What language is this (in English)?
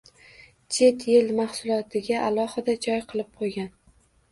Uzbek